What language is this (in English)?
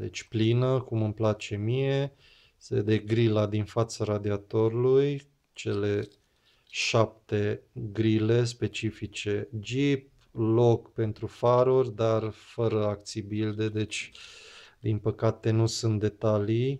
Romanian